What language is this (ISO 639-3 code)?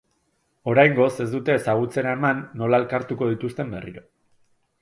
eus